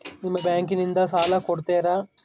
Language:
Kannada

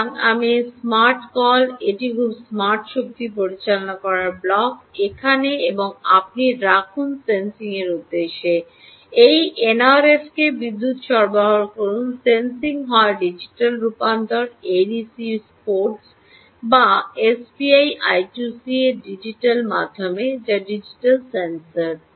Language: Bangla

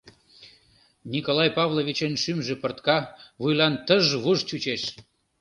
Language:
Mari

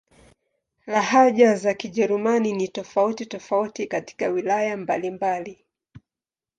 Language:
Swahili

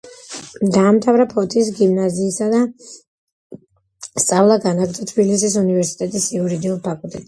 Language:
Georgian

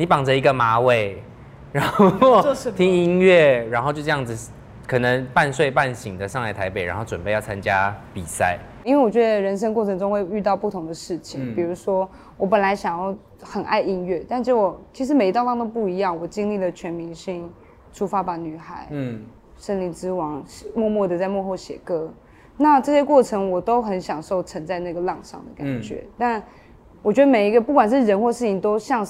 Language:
Chinese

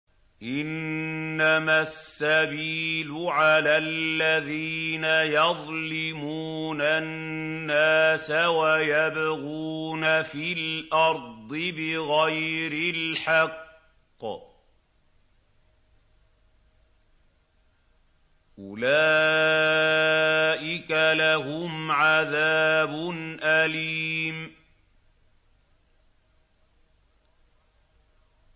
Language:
Arabic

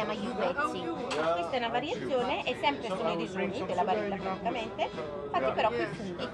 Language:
Italian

